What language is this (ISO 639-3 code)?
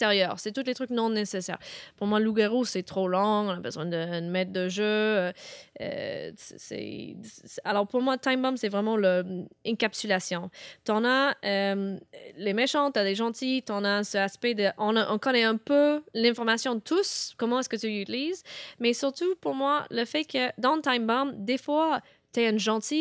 fra